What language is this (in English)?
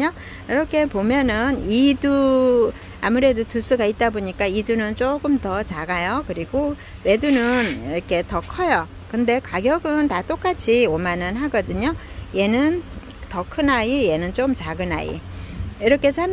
Korean